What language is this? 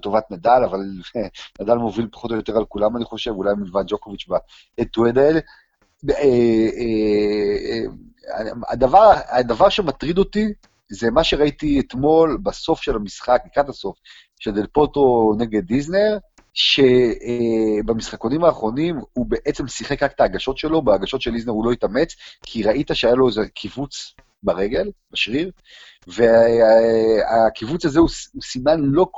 Hebrew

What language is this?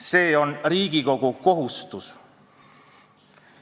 Estonian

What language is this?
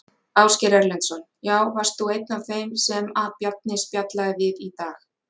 Icelandic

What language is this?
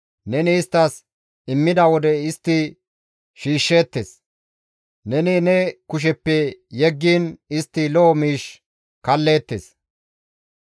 Gamo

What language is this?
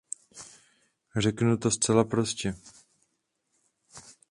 Czech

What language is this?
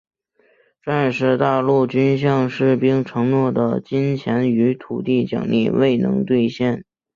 Chinese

